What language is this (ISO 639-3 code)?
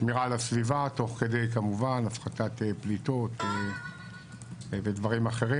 heb